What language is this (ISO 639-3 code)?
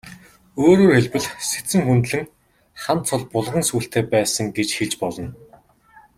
mon